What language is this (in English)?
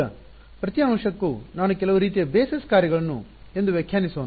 Kannada